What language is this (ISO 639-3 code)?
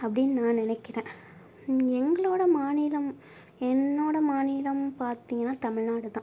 tam